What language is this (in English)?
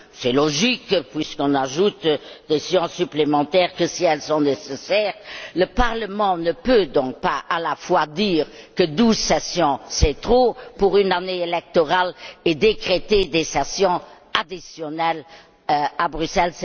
French